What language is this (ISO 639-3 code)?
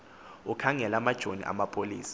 xho